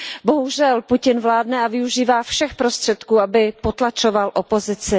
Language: Czech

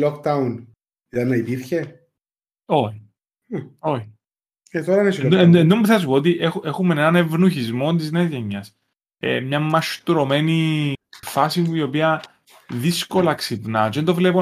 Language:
Greek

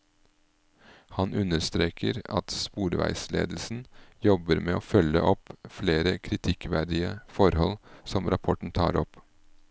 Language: Norwegian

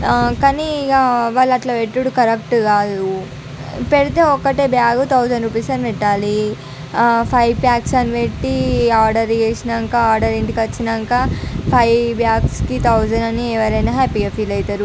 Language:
Telugu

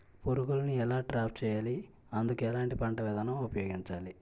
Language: Telugu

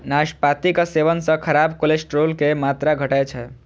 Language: Maithili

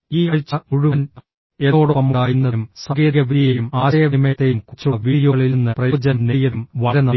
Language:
Malayalam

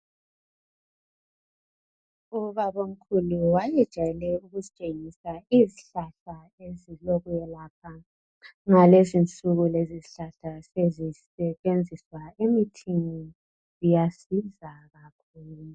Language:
North Ndebele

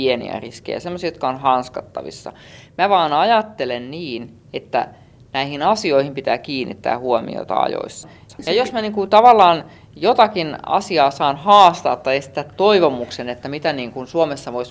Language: Finnish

